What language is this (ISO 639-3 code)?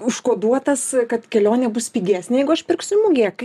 lit